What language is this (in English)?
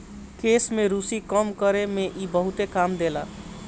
Bhojpuri